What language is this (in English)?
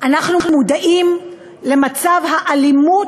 Hebrew